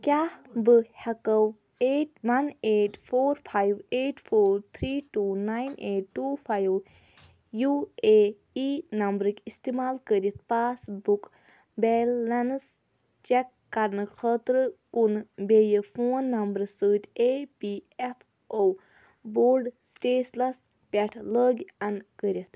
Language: Kashmiri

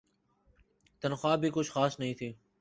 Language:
Urdu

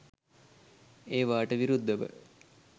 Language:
Sinhala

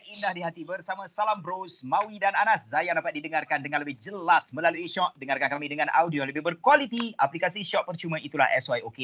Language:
Malay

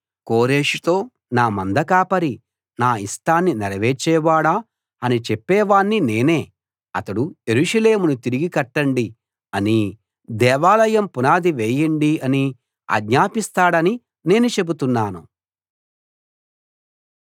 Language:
Telugu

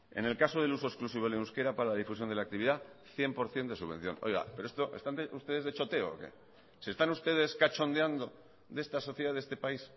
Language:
Spanish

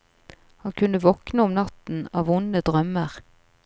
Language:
Norwegian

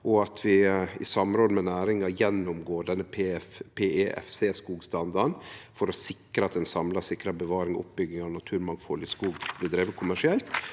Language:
Norwegian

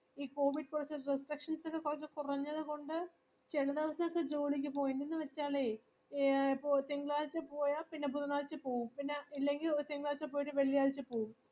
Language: Malayalam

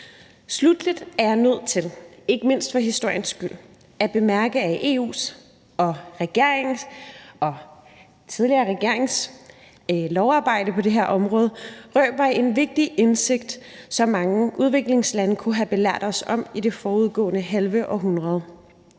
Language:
Danish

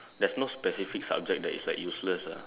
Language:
English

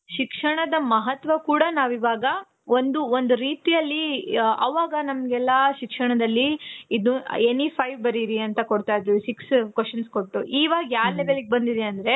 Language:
Kannada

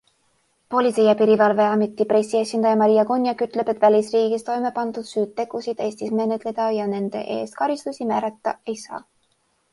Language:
Estonian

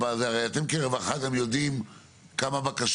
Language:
Hebrew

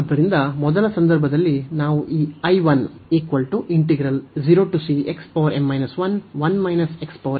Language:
Kannada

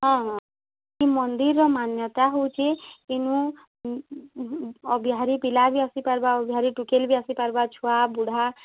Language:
Odia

